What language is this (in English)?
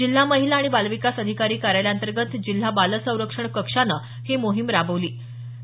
Marathi